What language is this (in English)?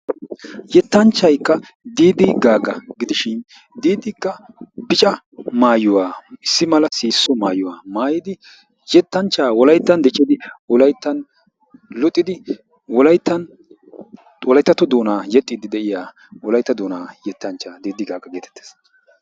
Wolaytta